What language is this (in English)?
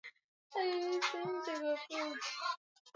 Swahili